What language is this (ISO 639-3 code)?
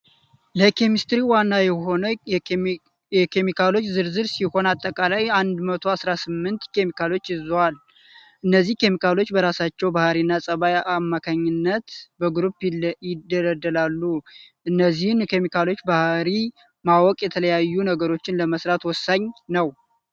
amh